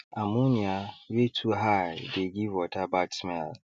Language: Nigerian Pidgin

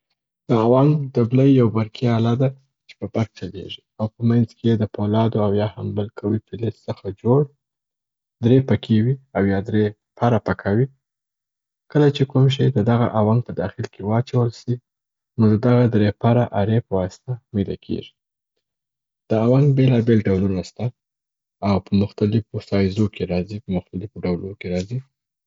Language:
Southern Pashto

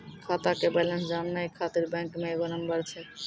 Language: Maithili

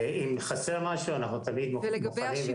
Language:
Hebrew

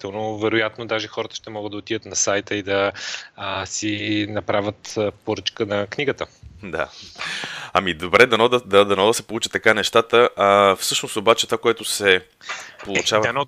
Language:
Bulgarian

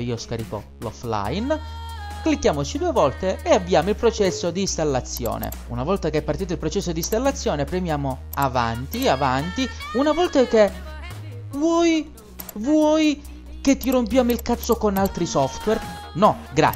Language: Italian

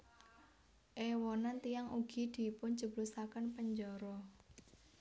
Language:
Javanese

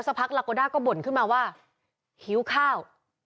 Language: Thai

